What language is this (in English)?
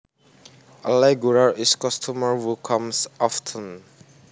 Javanese